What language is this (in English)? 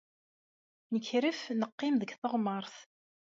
Kabyle